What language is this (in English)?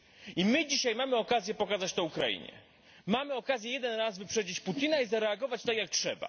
Polish